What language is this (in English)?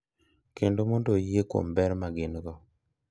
Luo (Kenya and Tanzania)